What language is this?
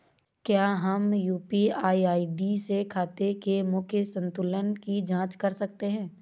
Hindi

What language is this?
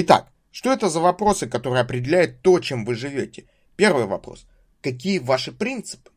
Russian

